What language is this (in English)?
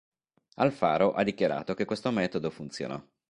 Italian